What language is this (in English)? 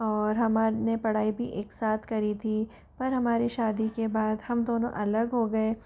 Hindi